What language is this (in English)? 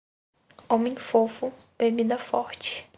Portuguese